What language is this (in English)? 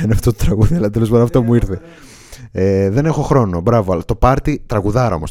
Greek